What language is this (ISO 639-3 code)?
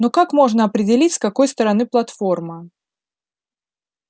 rus